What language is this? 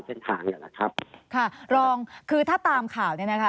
Thai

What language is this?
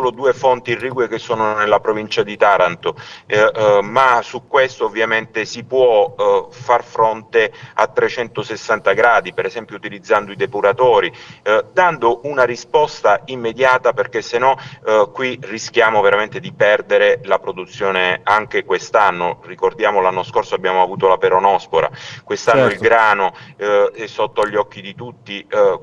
Italian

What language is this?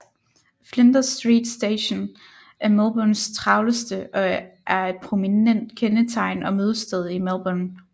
Danish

